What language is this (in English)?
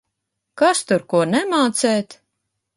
Latvian